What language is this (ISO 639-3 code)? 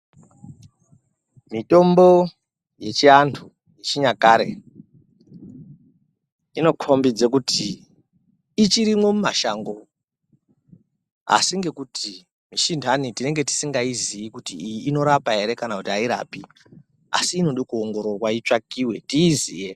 ndc